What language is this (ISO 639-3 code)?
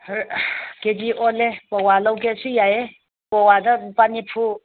mni